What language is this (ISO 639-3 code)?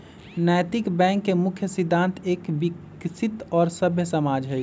mag